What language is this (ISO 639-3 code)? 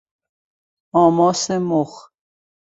fas